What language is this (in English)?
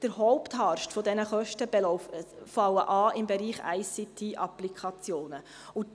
Swiss German